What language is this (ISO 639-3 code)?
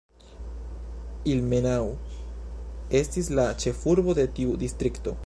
epo